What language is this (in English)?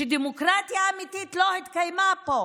Hebrew